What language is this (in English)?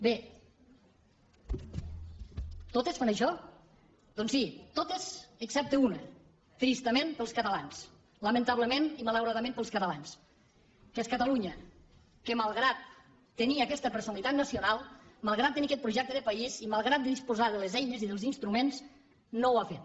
Catalan